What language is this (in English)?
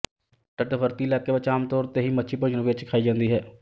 Punjabi